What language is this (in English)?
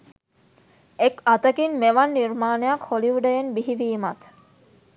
Sinhala